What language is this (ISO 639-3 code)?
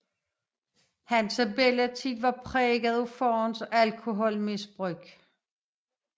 dan